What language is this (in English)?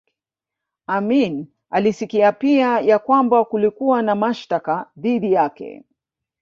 Swahili